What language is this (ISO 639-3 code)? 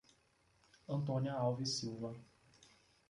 por